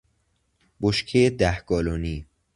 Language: Persian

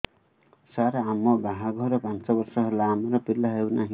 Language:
Odia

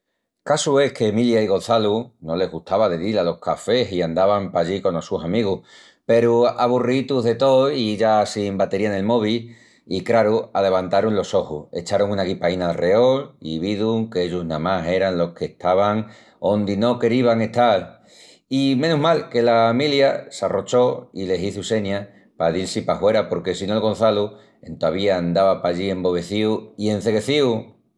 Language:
Extremaduran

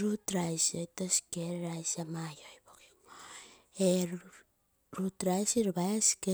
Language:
Terei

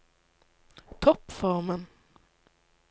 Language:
Norwegian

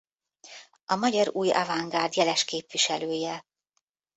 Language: Hungarian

